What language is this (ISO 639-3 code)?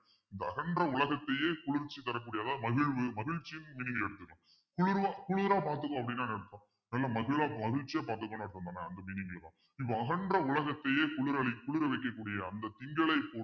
tam